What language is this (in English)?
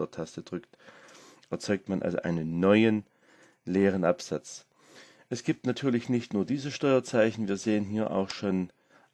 German